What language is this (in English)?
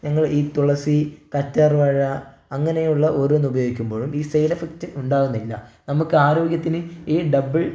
Malayalam